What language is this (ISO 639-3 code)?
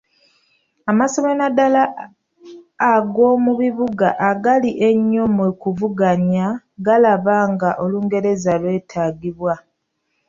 lug